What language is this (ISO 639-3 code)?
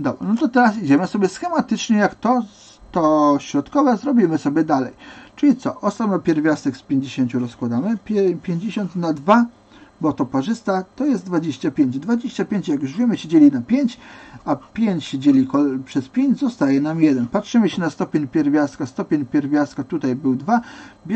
pol